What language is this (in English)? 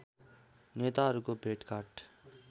Nepali